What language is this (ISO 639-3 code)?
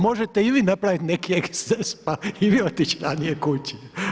hrv